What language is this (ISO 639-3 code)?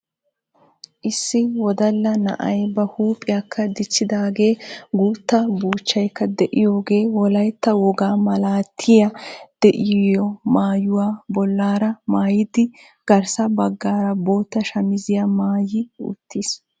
wal